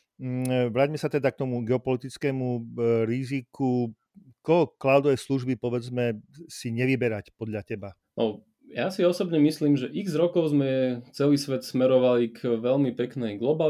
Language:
Slovak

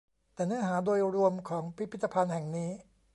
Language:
Thai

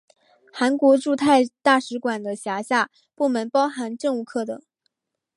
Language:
Chinese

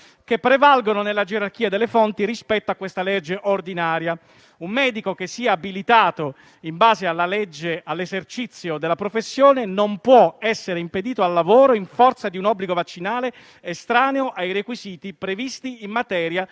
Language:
Italian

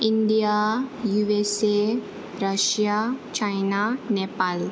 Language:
Bodo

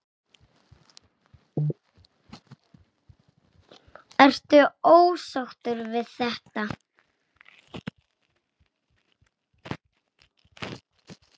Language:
Icelandic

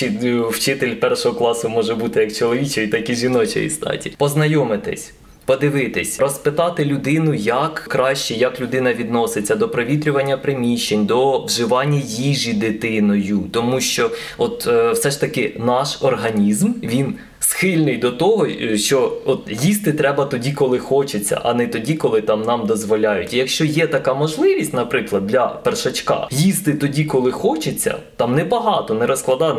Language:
Ukrainian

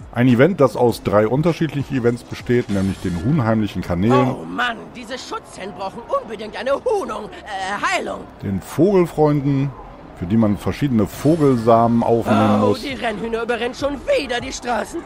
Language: German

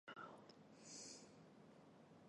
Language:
Chinese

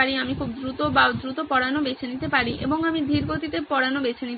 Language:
Bangla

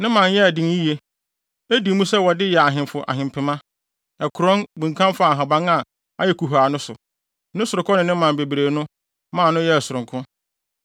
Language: Akan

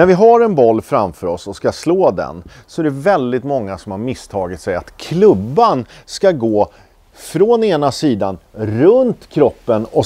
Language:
Swedish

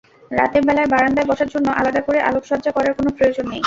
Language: Bangla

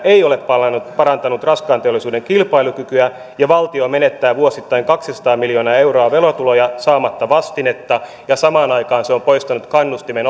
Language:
Finnish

